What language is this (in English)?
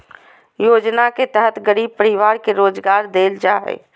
Magahi